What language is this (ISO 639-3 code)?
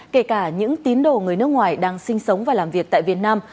vie